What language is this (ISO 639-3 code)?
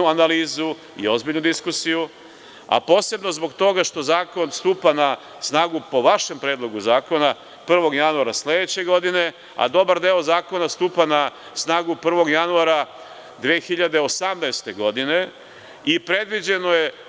srp